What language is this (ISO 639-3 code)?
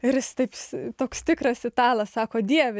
lit